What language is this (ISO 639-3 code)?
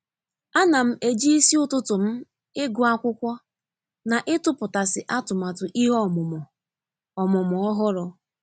ibo